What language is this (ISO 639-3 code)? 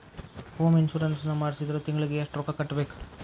kan